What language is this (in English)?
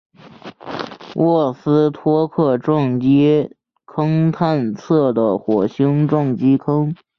Chinese